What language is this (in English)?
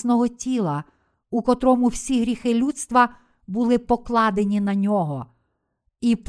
Ukrainian